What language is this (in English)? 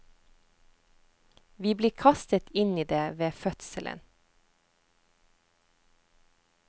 Norwegian